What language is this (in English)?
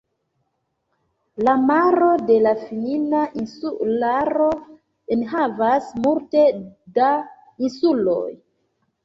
Esperanto